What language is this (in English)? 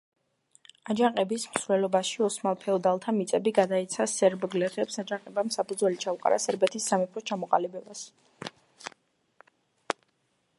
Georgian